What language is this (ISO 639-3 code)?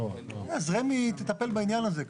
heb